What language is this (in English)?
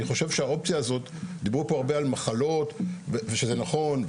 Hebrew